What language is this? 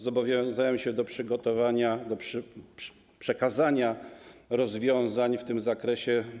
Polish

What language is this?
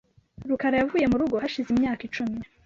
Kinyarwanda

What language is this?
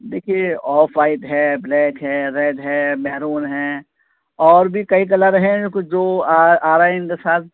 Urdu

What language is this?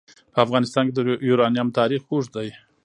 Pashto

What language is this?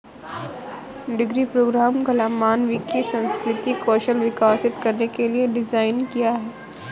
Hindi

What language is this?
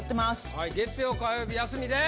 Japanese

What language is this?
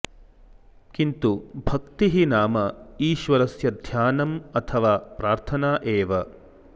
Sanskrit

